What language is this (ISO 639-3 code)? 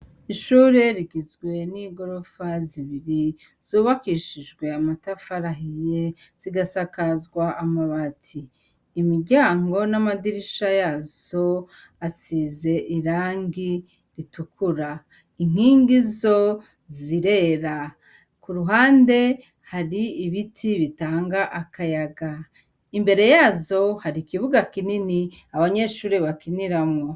run